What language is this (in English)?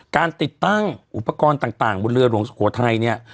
Thai